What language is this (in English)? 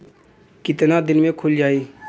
Bhojpuri